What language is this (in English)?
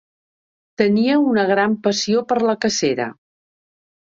Catalan